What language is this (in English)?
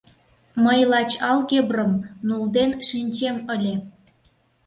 Mari